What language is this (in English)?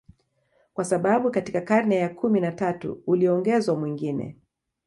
Swahili